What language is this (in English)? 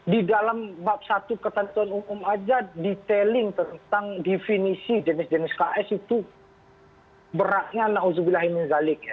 Indonesian